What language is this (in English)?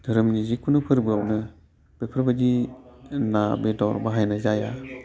Bodo